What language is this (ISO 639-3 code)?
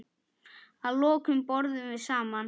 isl